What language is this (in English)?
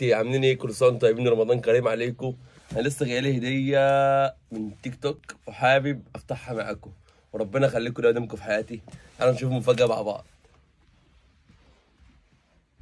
Arabic